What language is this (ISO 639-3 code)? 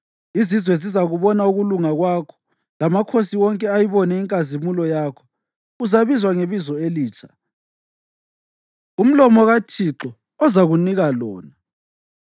nde